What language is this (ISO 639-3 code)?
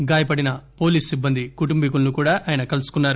tel